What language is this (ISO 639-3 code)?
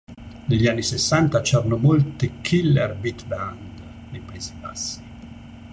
ita